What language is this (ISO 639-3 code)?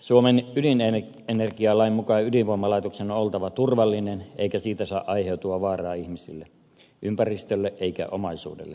fin